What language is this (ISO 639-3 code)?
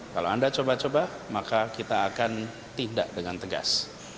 ind